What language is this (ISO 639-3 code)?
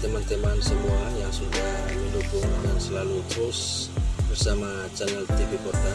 ind